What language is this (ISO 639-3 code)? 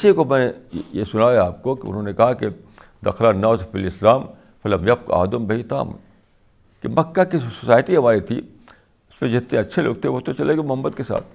urd